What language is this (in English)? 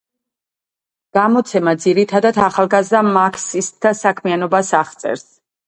Georgian